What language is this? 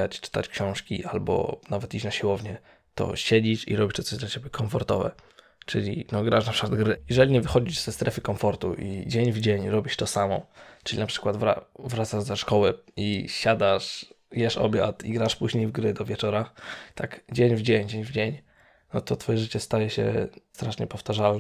Polish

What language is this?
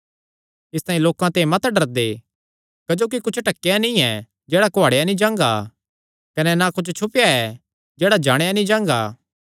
Kangri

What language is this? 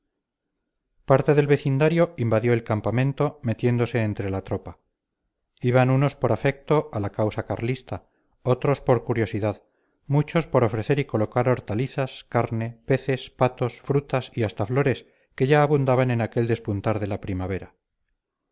Spanish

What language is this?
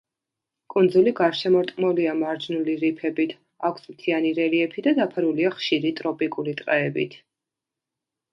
Georgian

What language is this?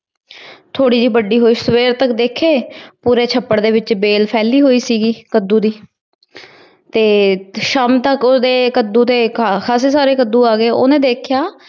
Punjabi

